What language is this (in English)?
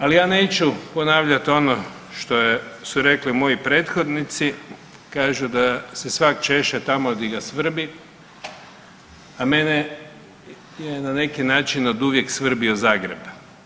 Croatian